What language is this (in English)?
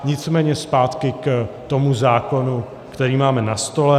Czech